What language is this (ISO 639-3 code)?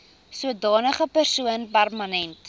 afr